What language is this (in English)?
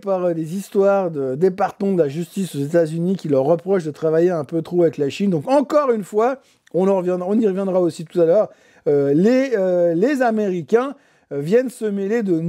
French